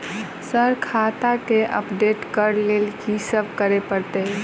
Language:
Maithili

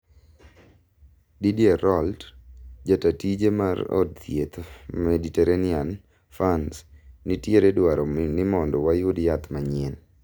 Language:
Luo (Kenya and Tanzania)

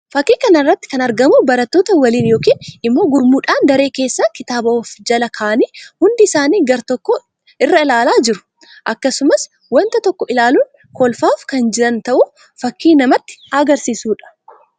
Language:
Oromo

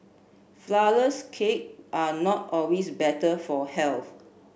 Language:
English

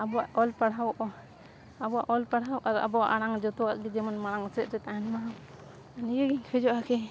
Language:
Santali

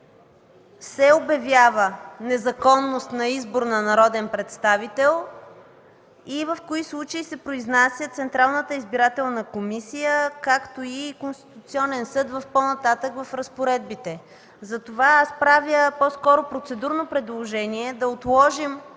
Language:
Bulgarian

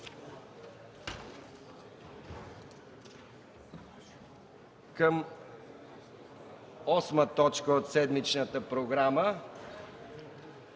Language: Bulgarian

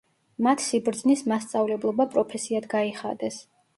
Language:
Georgian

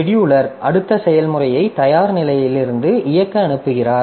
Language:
Tamil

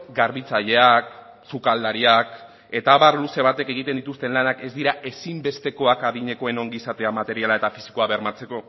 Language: Basque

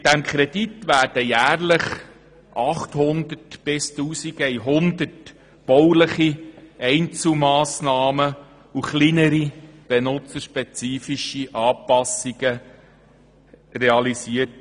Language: Swiss German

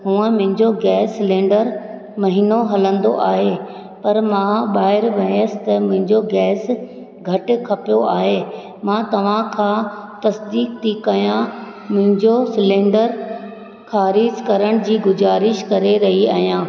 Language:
Sindhi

